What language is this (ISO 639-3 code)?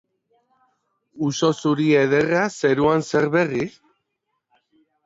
eus